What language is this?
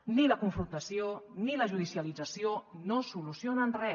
Catalan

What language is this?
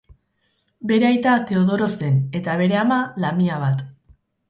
Basque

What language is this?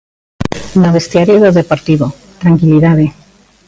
Galician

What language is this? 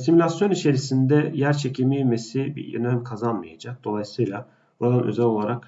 Turkish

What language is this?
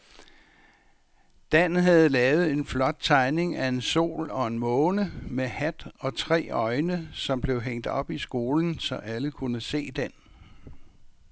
Danish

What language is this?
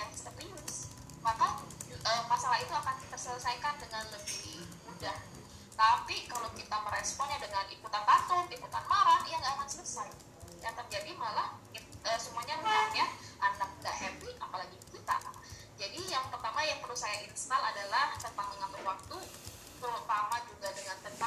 Indonesian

